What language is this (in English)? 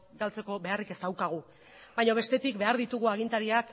Basque